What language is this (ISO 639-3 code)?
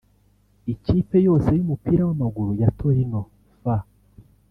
kin